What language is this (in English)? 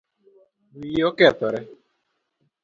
Luo (Kenya and Tanzania)